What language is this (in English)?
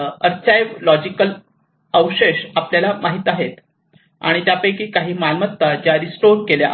Marathi